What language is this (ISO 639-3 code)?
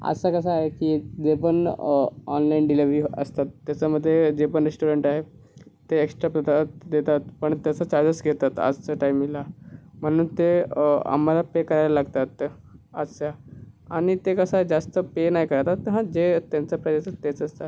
mar